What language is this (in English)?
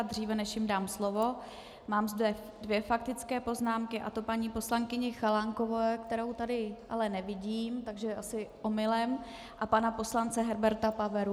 Czech